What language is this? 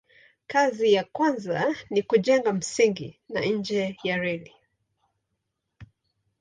Swahili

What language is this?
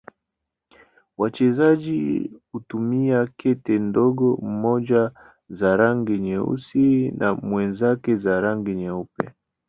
Swahili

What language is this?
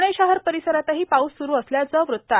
Marathi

